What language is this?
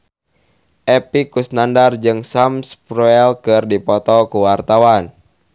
Sundanese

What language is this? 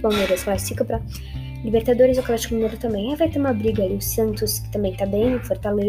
Portuguese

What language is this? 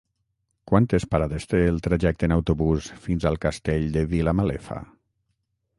Catalan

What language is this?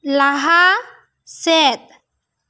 Santali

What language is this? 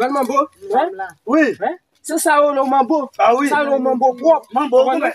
French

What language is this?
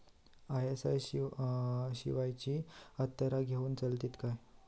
Marathi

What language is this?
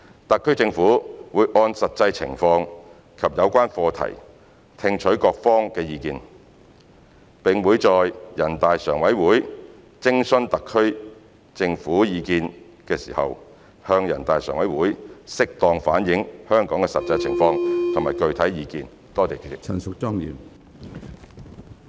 Cantonese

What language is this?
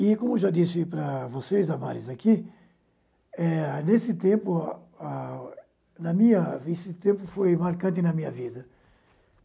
Portuguese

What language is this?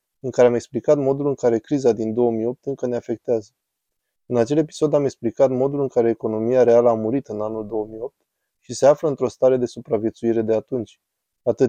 Romanian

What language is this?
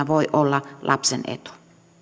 Finnish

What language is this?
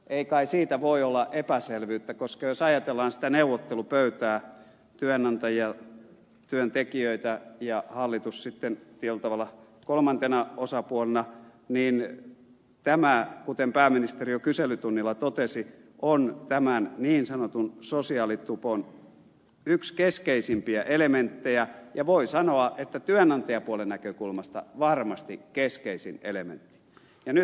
Finnish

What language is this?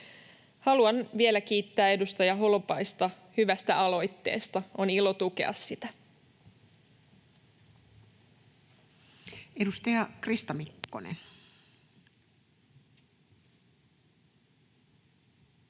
Finnish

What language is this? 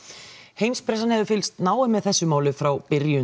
Icelandic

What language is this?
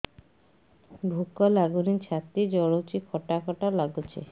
Odia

